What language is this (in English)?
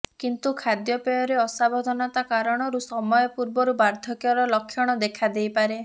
Odia